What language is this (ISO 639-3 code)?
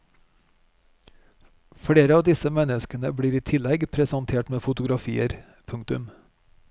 nor